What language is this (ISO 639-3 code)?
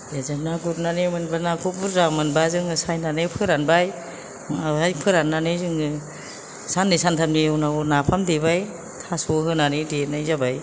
brx